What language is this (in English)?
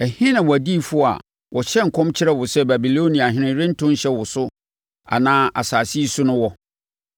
Akan